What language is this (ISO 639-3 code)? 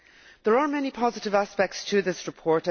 eng